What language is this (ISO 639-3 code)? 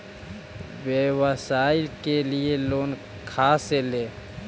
mag